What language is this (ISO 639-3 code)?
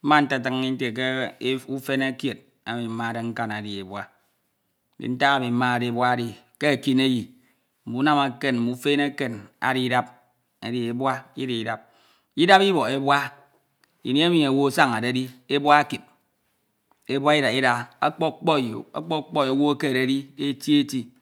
itw